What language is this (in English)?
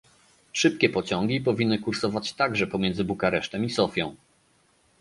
Polish